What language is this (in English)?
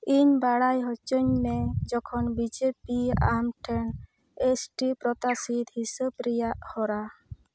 Santali